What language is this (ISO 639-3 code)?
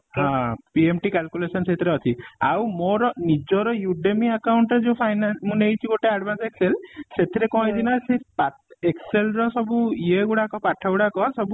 ori